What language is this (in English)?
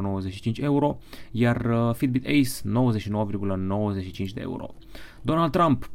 Romanian